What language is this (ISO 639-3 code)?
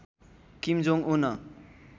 nep